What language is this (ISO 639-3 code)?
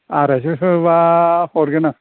brx